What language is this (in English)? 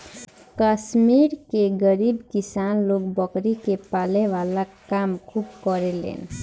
Bhojpuri